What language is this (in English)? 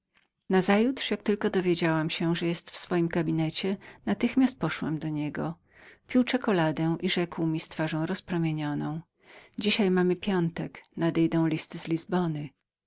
Polish